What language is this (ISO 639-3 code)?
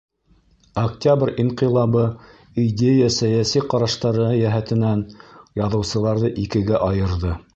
bak